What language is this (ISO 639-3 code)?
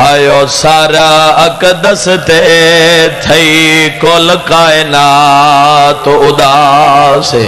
ron